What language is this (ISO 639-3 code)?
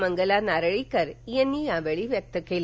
mar